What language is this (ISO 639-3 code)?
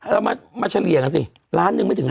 tha